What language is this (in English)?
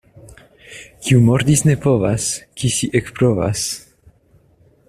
Esperanto